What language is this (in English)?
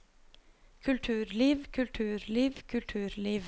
Norwegian